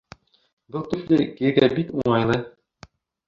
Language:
Bashkir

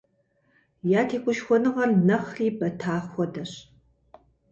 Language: Kabardian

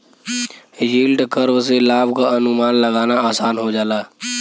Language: Bhojpuri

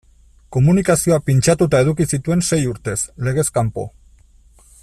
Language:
Basque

